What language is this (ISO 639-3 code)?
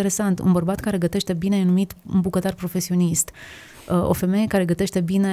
ron